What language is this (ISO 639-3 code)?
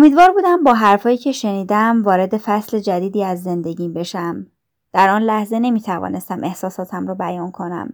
fas